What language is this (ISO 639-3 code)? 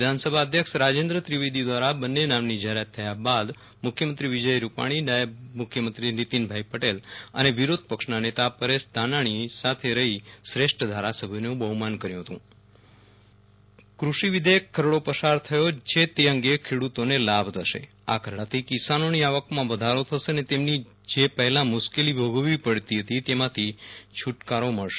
guj